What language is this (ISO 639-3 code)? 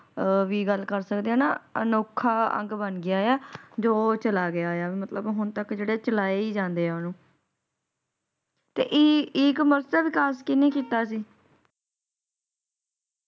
pan